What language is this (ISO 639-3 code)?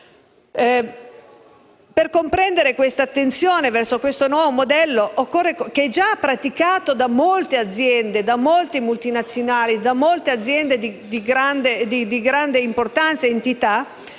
ita